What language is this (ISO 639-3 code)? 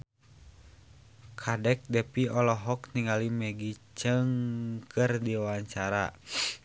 sun